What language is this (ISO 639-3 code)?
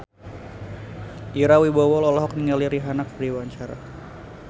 sun